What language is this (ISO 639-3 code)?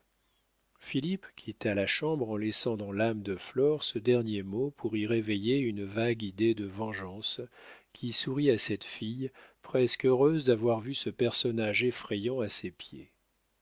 fra